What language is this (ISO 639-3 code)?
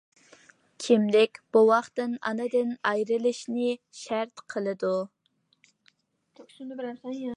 uig